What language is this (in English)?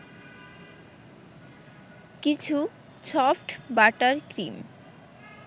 Bangla